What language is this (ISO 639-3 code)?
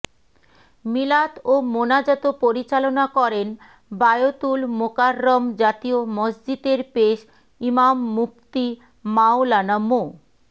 ben